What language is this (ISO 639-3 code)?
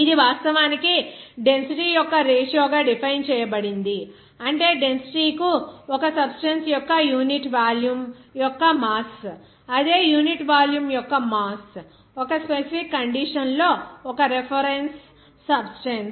tel